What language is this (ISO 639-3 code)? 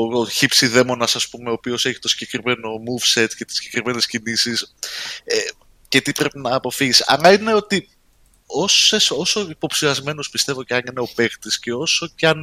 ell